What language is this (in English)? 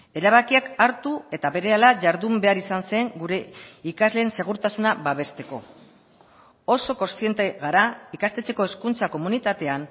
Basque